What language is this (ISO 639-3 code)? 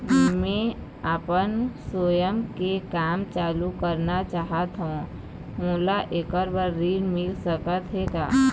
hne